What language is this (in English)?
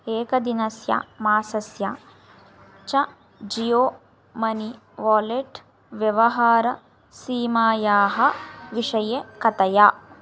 Sanskrit